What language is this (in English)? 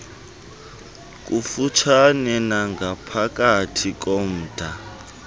Xhosa